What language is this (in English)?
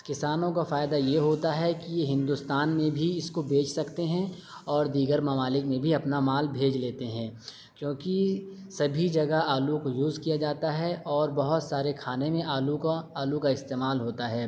Urdu